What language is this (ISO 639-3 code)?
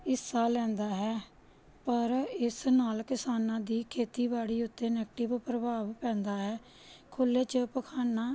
pan